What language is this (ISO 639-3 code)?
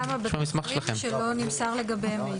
heb